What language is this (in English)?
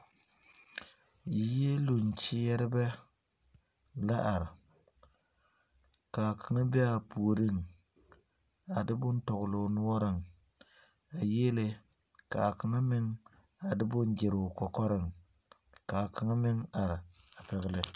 Southern Dagaare